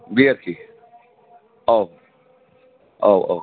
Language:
Bodo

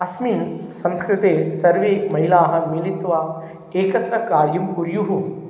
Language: Sanskrit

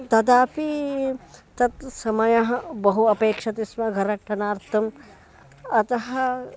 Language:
Sanskrit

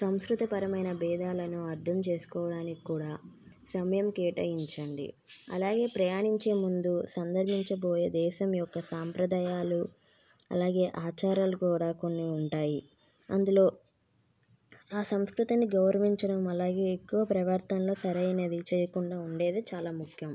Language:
Telugu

